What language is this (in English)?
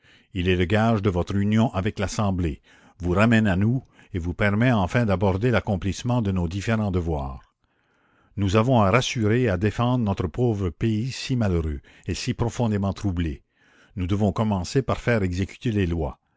French